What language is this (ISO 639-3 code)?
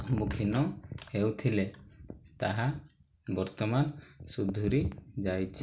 ori